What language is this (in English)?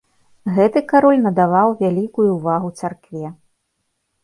Belarusian